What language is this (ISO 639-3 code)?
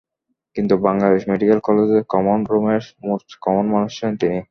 ben